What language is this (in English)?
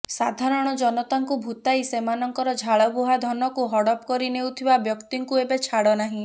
Odia